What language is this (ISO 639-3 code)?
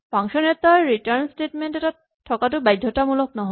asm